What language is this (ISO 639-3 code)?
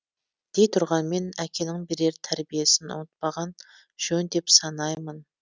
kaz